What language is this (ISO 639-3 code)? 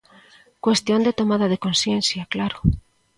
glg